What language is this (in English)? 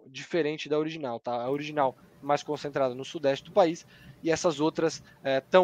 Portuguese